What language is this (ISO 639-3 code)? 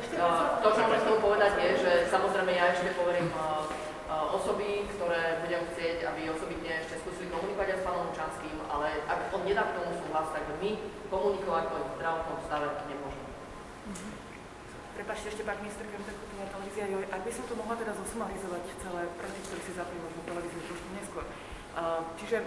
slk